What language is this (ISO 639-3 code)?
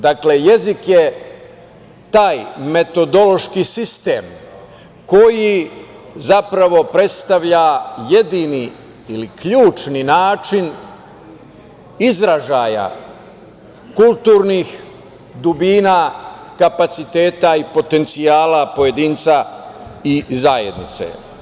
srp